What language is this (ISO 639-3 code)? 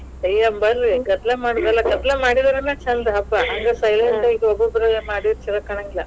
kan